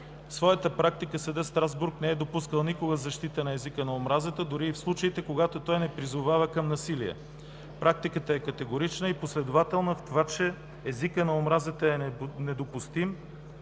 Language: Bulgarian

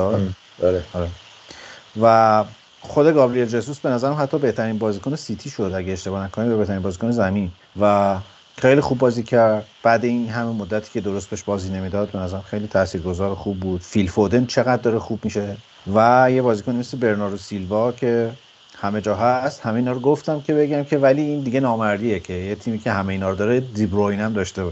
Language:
Persian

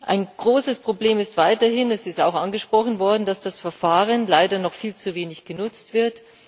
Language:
German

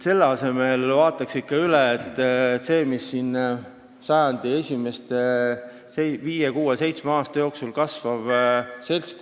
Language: Estonian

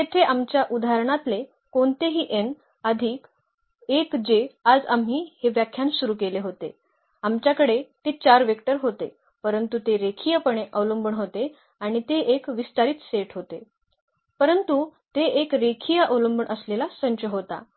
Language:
Marathi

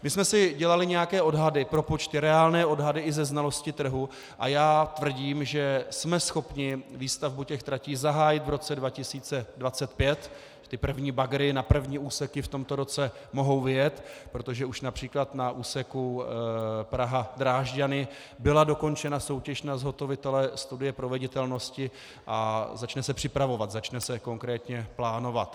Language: Czech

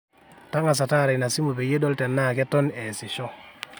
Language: Masai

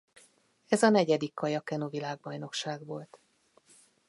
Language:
Hungarian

